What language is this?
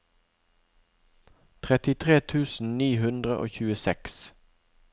Norwegian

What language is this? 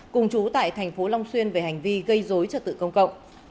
Vietnamese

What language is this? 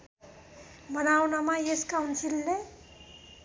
Nepali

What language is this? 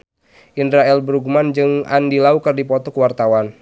Sundanese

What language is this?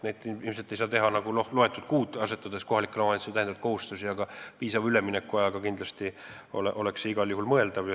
Estonian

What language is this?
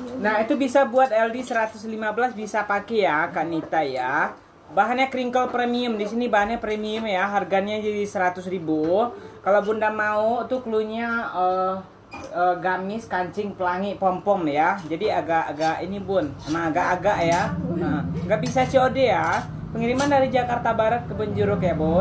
Indonesian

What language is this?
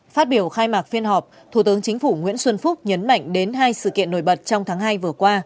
Vietnamese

